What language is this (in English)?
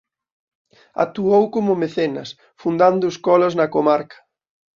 Galician